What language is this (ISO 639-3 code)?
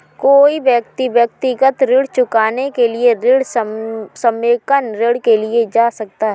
hin